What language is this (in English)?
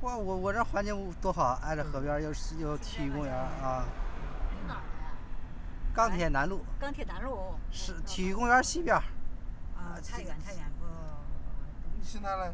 Chinese